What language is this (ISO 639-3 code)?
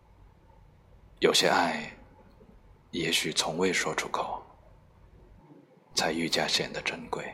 zho